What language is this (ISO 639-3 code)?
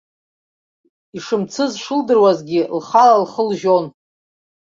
abk